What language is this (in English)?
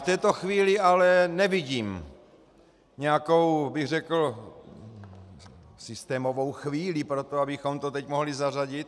Czech